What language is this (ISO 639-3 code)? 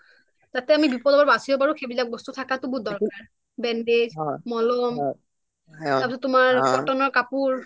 asm